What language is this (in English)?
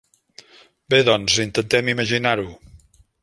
Catalan